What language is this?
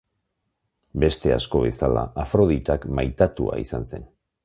Basque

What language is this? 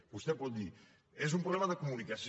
Catalan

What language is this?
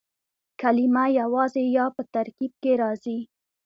Pashto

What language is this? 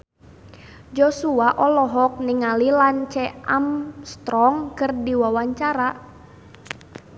Sundanese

